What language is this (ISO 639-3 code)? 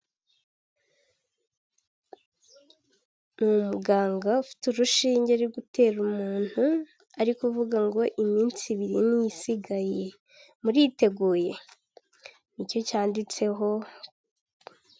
kin